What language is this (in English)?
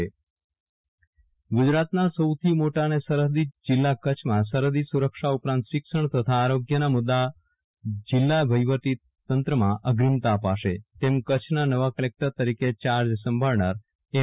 Gujarati